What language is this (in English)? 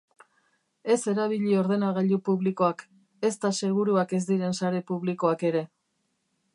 Basque